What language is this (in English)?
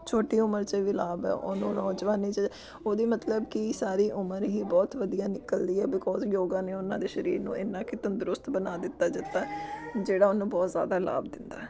Punjabi